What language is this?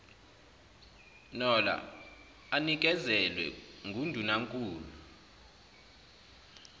Zulu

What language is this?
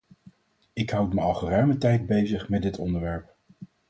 Dutch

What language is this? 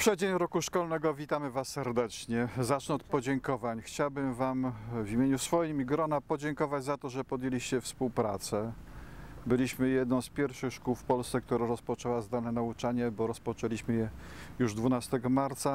Polish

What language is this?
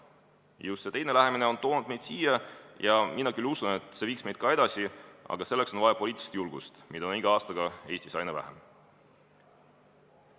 Estonian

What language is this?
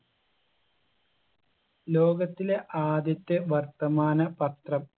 Malayalam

